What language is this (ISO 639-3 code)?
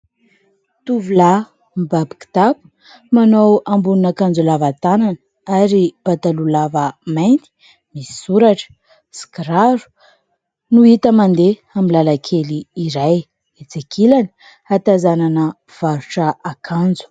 mlg